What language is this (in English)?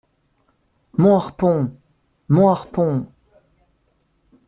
French